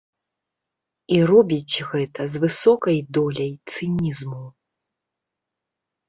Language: Belarusian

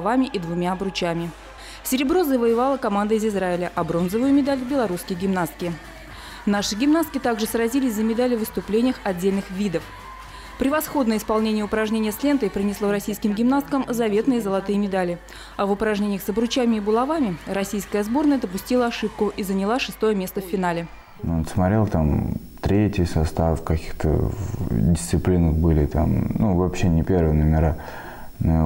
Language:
Russian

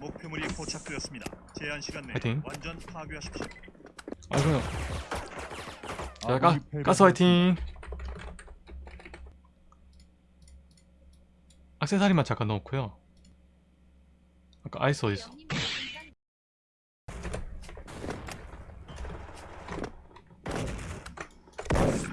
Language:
Korean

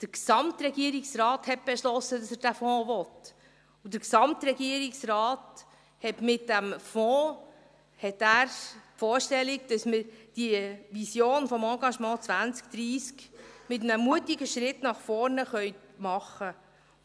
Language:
Swiss German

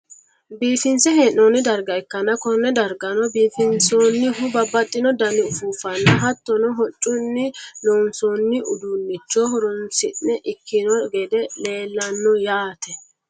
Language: Sidamo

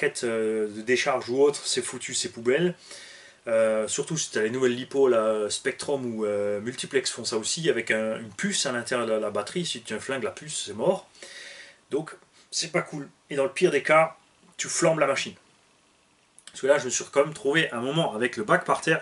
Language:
French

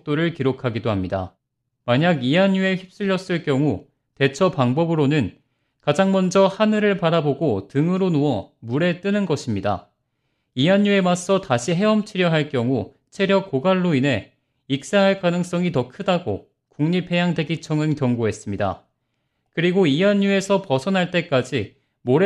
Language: Korean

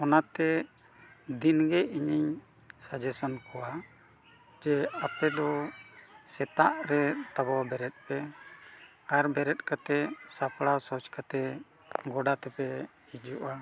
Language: Santali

